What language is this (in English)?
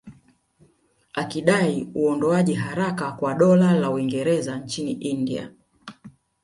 Swahili